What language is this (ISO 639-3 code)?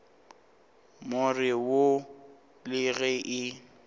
nso